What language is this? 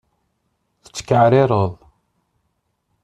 Kabyle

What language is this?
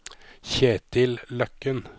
Norwegian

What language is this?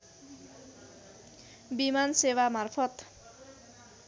Nepali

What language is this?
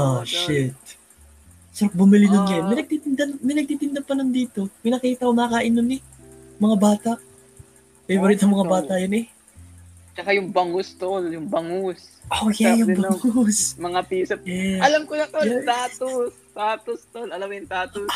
Filipino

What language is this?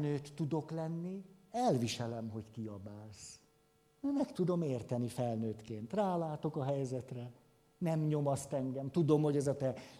Hungarian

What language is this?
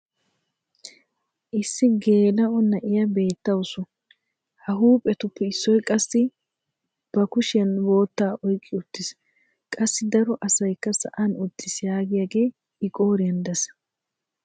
Wolaytta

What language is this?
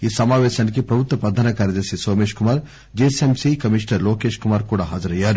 Telugu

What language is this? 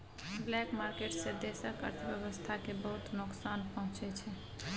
Maithili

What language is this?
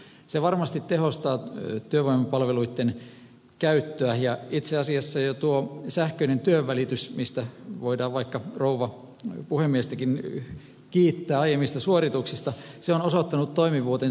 Finnish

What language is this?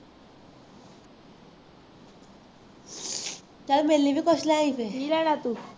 Punjabi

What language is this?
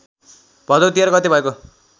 Nepali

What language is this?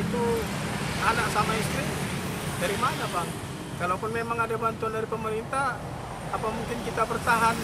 Indonesian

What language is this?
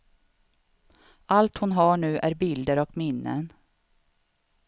Swedish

